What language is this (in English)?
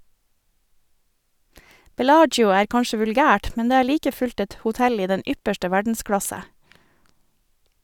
Norwegian